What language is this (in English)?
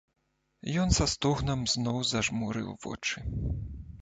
Belarusian